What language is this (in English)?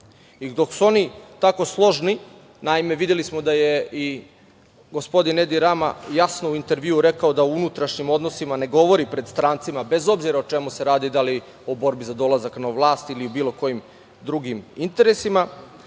Serbian